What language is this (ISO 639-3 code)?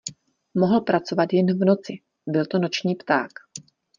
ces